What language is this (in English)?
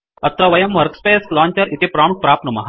Sanskrit